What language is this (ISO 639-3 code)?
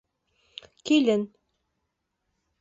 bak